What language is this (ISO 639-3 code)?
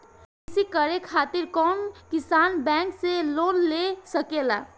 bho